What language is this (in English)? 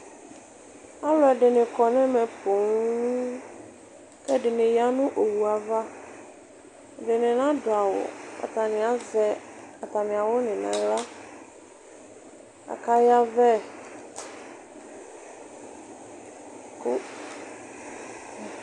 Ikposo